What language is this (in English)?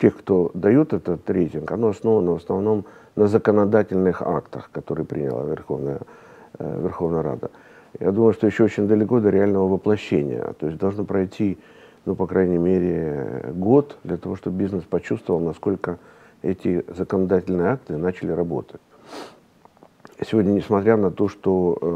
Russian